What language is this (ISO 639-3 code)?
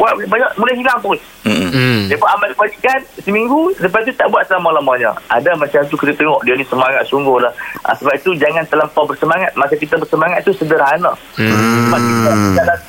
msa